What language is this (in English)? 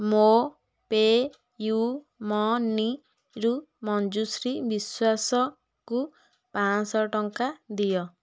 Odia